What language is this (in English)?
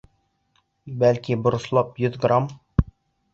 Bashkir